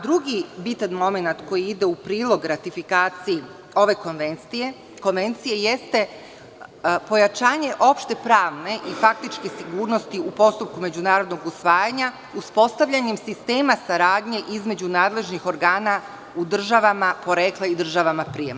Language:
Serbian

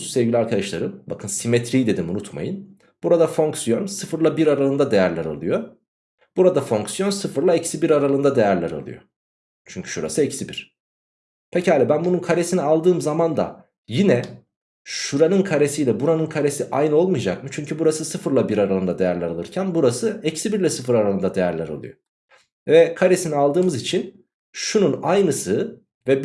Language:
Turkish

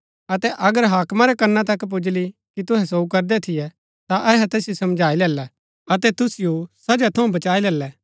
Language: Gaddi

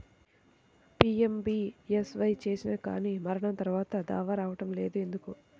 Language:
Telugu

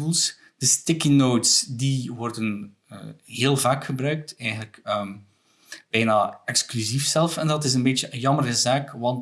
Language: Dutch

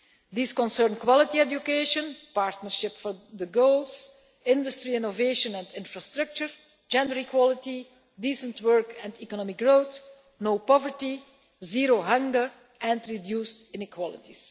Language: English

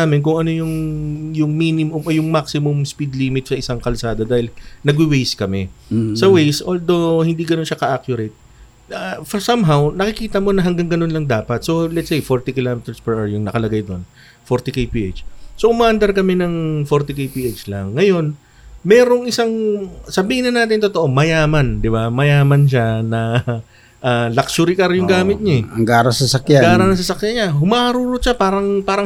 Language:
Filipino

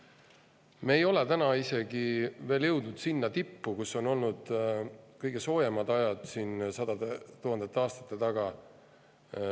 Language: Estonian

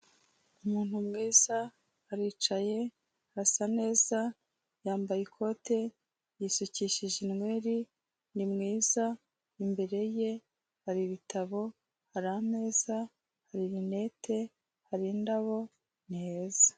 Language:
Kinyarwanda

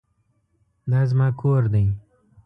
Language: Pashto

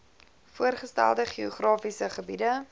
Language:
Afrikaans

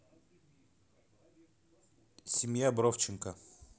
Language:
Russian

